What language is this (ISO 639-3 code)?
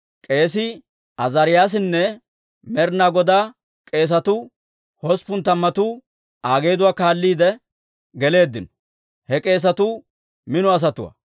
dwr